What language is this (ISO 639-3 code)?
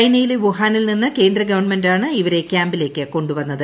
mal